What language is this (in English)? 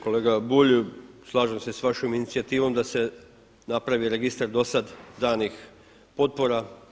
Croatian